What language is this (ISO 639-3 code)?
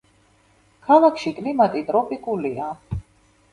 kat